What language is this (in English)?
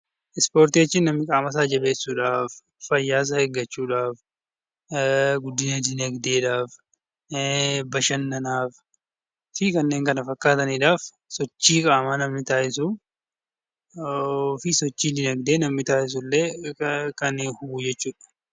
Oromo